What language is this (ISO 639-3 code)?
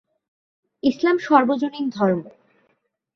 ben